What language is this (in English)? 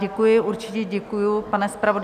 Czech